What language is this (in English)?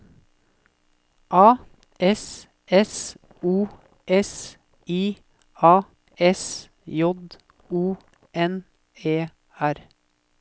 Norwegian